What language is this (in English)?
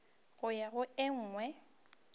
Northern Sotho